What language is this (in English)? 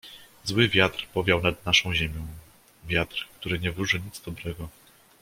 Polish